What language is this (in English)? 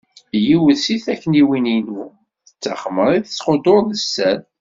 Kabyle